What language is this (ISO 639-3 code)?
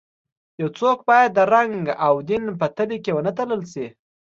pus